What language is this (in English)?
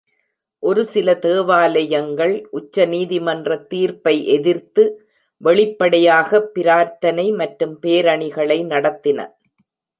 Tamil